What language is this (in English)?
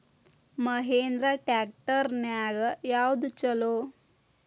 Kannada